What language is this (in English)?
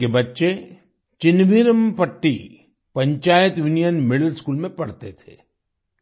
Hindi